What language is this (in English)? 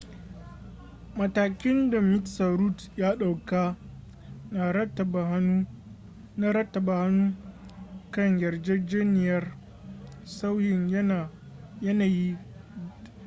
Hausa